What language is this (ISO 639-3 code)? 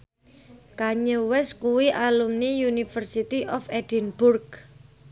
jav